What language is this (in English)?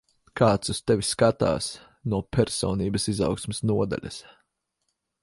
Latvian